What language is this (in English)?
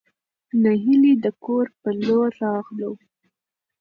Pashto